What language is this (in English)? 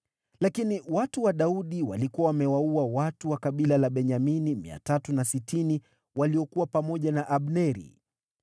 Swahili